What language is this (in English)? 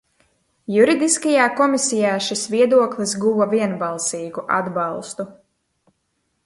Latvian